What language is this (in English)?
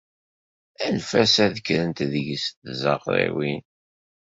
Kabyle